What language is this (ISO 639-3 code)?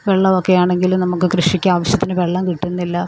mal